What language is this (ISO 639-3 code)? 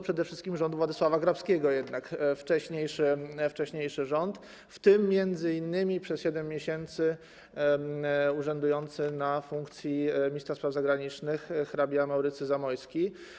pol